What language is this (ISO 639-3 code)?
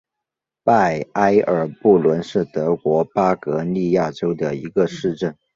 zho